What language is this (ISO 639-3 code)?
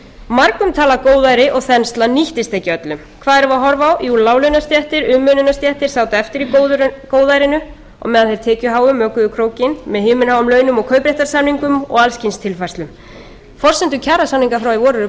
isl